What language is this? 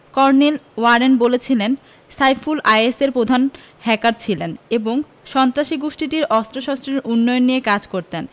Bangla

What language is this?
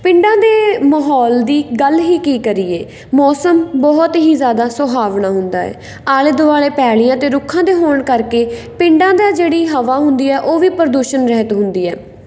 Punjabi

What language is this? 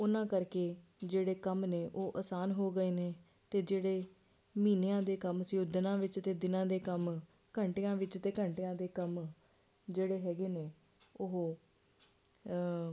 Punjabi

